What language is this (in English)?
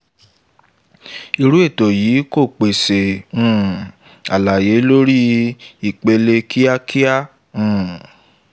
Yoruba